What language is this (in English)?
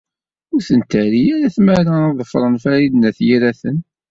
Kabyle